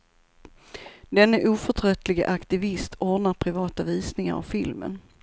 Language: Swedish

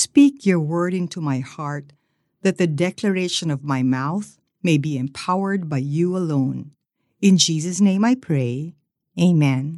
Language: Filipino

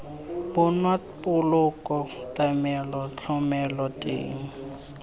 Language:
Tswana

